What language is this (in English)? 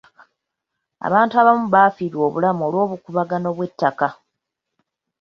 Ganda